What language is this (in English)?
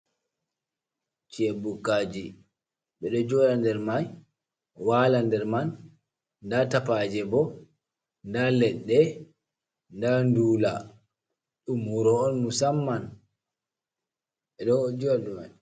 Fula